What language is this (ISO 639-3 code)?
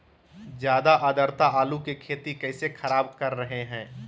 mag